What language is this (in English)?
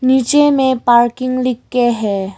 Hindi